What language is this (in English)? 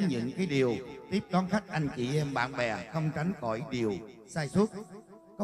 Vietnamese